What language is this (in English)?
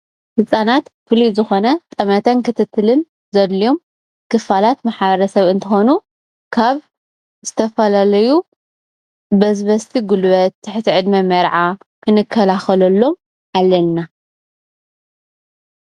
Tigrinya